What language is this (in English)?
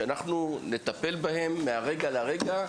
Hebrew